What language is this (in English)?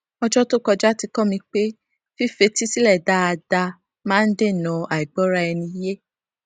Yoruba